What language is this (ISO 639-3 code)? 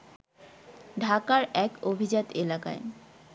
ben